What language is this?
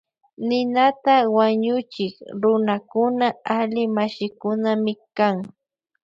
Loja Highland Quichua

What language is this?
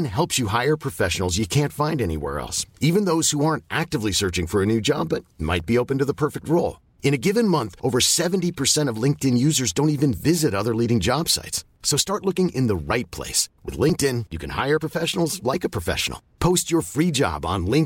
Filipino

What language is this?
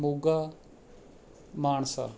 Punjabi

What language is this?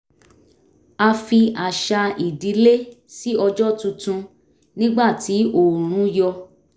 Yoruba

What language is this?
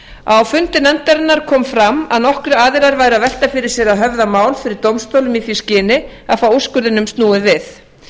Icelandic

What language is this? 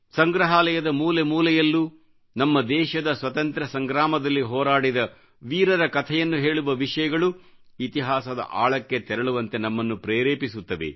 Kannada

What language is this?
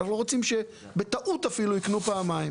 Hebrew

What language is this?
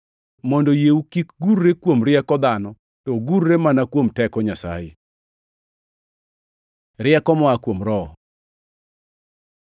Luo (Kenya and Tanzania)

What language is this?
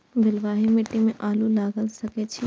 Maithili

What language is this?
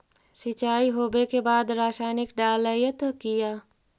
Magahi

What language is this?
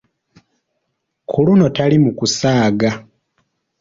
Ganda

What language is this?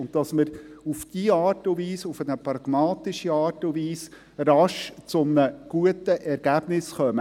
Swiss German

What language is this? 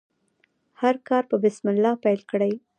Pashto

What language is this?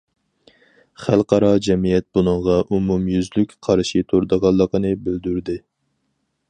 Uyghur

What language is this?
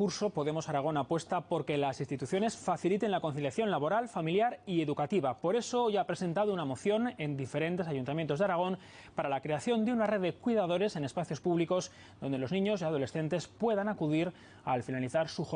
Spanish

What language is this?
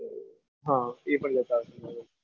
Gujarati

